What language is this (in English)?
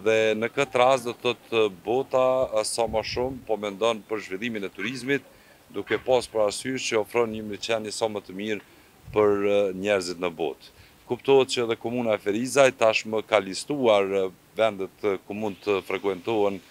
Romanian